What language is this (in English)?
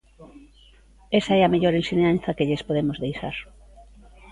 Galician